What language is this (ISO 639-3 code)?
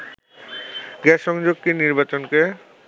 ben